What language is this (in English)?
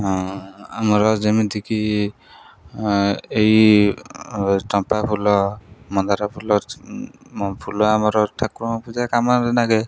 Odia